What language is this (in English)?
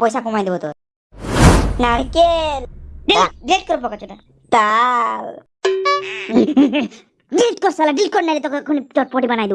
Hindi